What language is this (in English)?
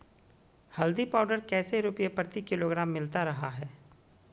Magahi